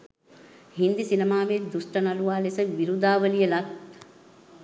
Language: Sinhala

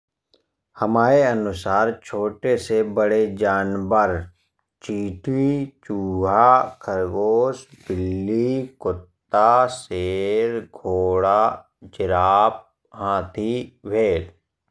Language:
Bundeli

